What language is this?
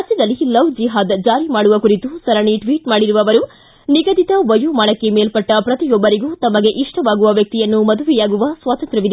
Kannada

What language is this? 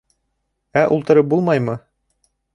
Bashkir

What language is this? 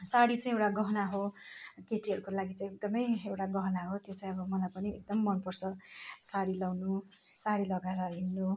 Nepali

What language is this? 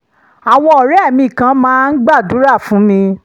Yoruba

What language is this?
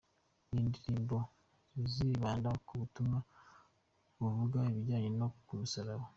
Kinyarwanda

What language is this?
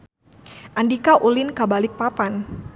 Sundanese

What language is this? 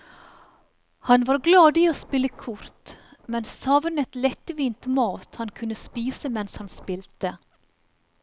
Norwegian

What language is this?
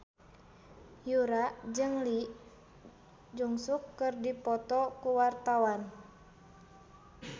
Sundanese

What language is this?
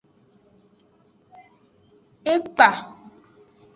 Aja (Benin)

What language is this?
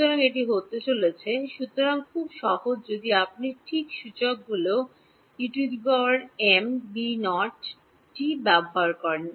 Bangla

